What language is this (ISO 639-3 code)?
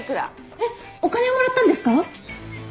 jpn